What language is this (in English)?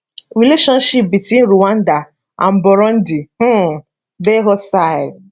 Nigerian Pidgin